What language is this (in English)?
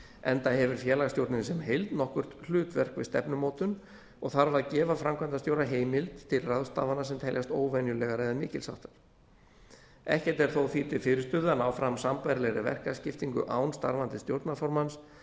Icelandic